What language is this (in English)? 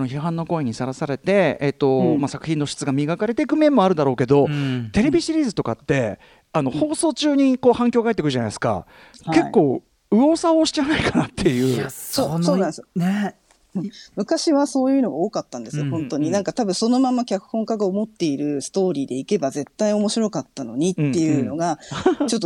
Japanese